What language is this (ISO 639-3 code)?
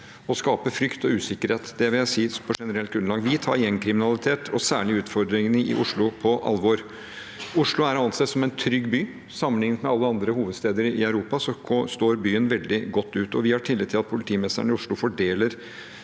nor